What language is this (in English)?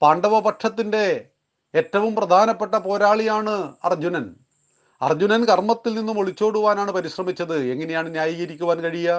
Malayalam